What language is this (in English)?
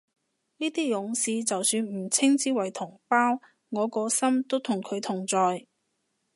Cantonese